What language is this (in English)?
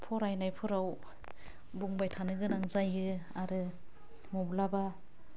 Bodo